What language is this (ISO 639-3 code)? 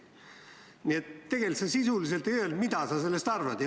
est